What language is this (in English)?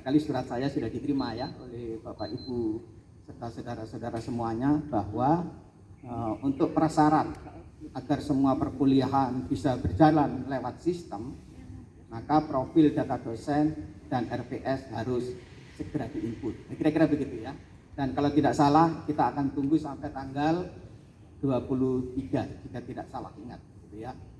Indonesian